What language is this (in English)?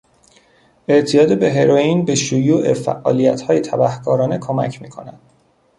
Persian